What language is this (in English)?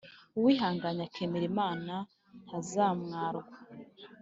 Kinyarwanda